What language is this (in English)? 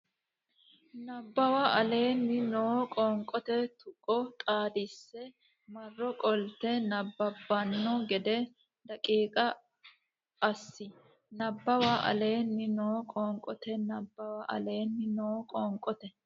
Sidamo